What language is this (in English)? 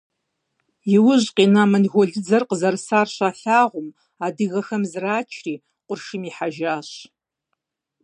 Kabardian